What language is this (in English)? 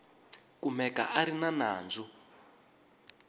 Tsonga